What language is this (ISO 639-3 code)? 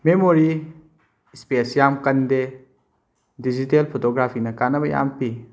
mni